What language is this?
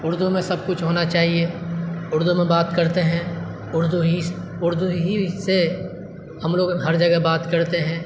Urdu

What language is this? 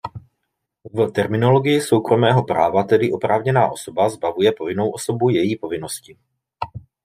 Czech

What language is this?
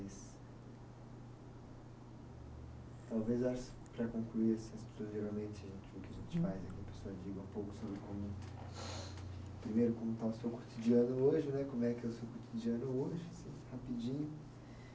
Portuguese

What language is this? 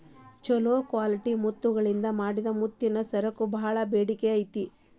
Kannada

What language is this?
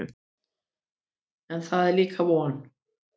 Icelandic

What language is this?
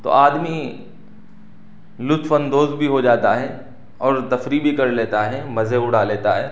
Urdu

